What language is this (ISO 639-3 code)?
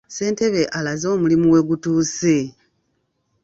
lug